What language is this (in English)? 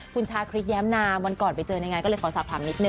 Thai